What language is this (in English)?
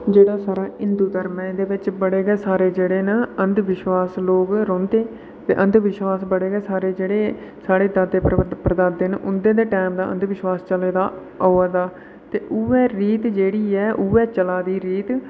Dogri